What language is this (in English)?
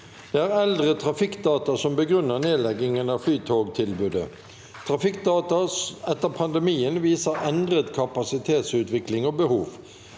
Norwegian